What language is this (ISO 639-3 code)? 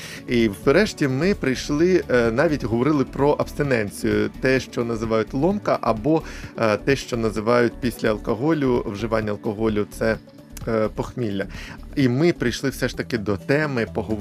ukr